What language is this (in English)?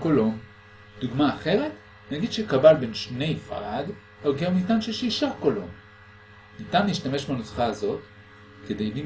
Hebrew